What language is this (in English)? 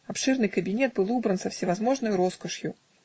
Russian